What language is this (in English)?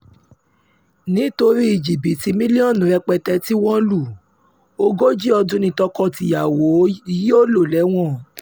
Yoruba